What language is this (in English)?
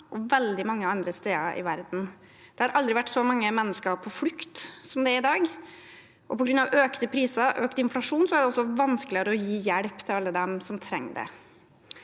Norwegian